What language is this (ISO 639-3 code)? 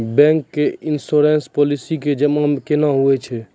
mai